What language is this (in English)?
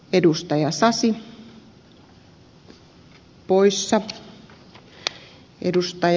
Finnish